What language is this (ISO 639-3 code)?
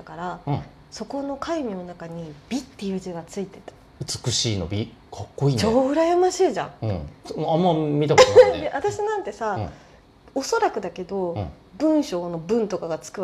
jpn